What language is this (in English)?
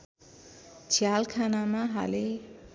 Nepali